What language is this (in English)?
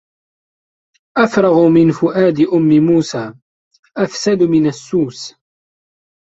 Arabic